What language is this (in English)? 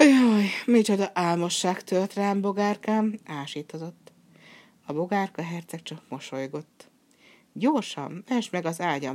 Hungarian